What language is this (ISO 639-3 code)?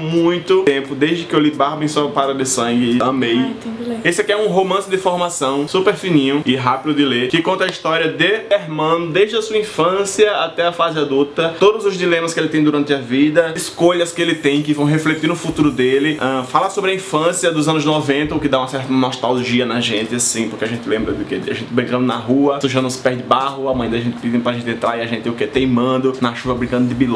por